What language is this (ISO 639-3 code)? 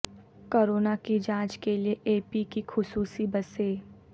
urd